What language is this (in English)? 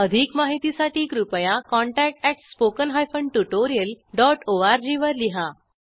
Marathi